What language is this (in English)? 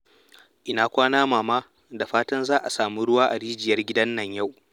Hausa